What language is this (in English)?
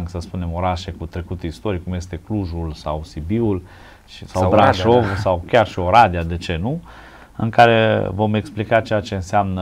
Romanian